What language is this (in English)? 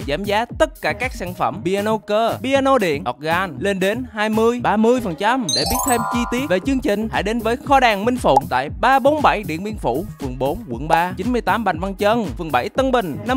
Vietnamese